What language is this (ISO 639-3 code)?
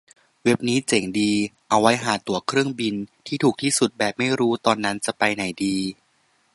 tha